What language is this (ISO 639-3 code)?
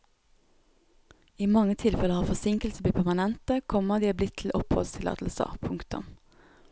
nor